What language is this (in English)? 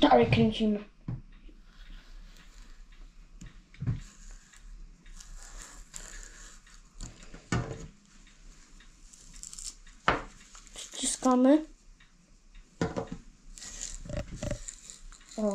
Polish